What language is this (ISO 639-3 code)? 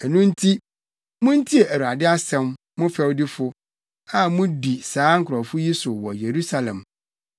aka